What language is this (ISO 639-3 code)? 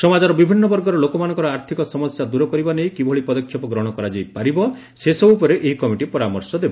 ori